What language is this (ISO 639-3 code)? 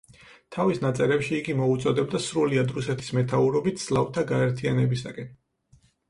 kat